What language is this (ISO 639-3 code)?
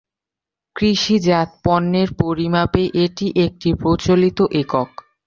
ben